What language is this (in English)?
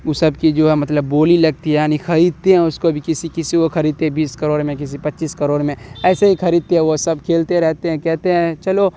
Urdu